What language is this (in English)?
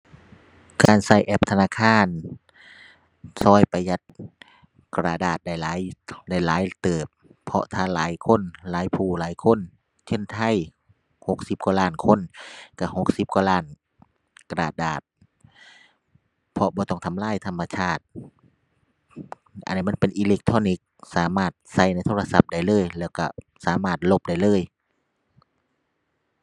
Thai